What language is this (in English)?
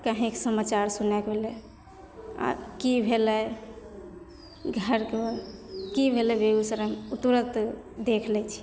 Maithili